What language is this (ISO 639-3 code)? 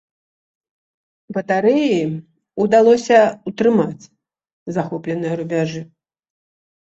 bel